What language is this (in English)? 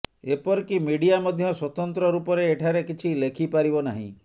Odia